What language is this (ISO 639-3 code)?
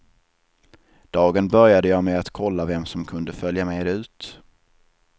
swe